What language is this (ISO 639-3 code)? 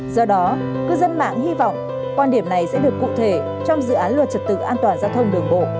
vie